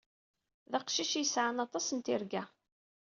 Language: Kabyle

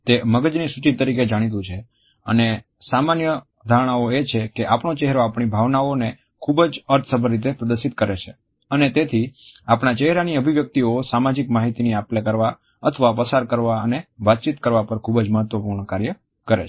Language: Gujarati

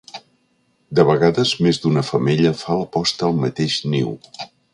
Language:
Catalan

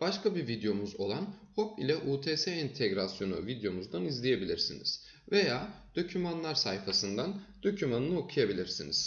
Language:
Turkish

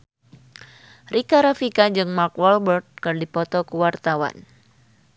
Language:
Sundanese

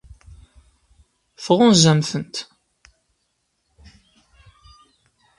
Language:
Kabyle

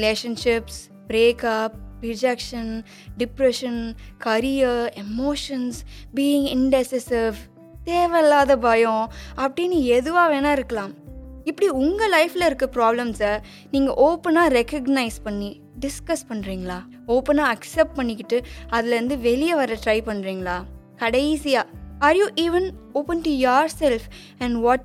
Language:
Tamil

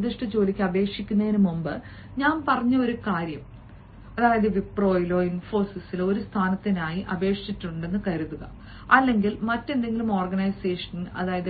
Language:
Malayalam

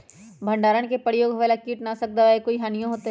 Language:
Magahi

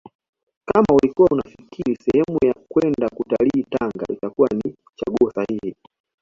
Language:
Swahili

